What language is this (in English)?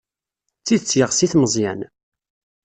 Kabyle